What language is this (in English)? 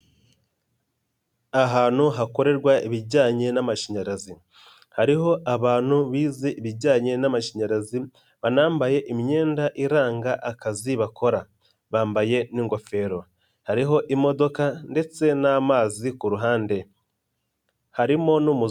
Kinyarwanda